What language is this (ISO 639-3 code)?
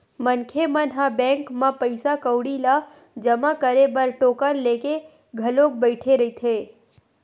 hne